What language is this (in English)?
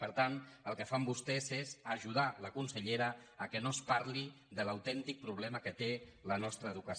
Catalan